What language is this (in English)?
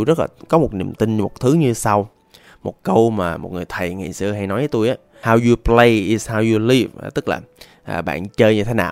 Vietnamese